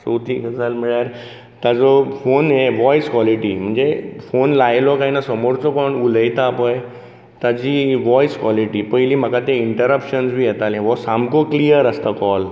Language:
Konkani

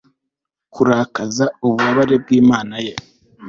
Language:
Kinyarwanda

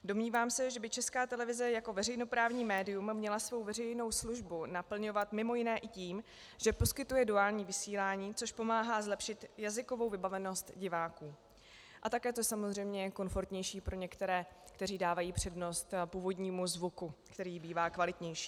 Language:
Czech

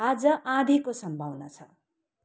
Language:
Nepali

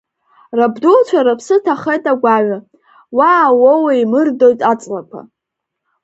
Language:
Abkhazian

